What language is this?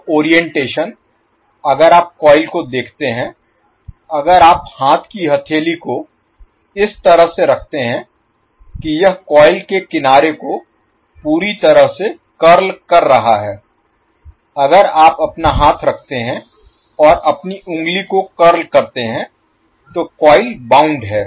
Hindi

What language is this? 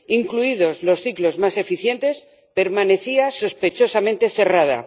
Spanish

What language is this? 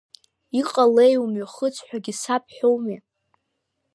Abkhazian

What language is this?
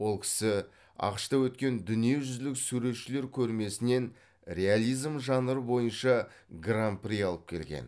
Kazakh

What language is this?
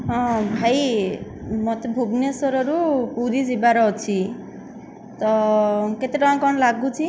Odia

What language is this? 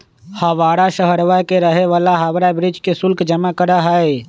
Magahi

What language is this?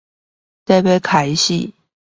Chinese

